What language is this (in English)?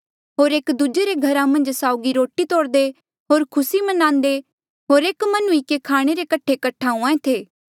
Mandeali